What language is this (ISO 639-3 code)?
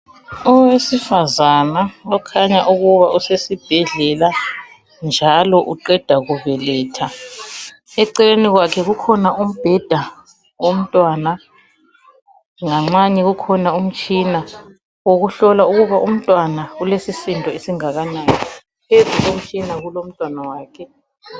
nde